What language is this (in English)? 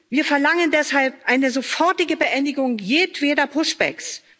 German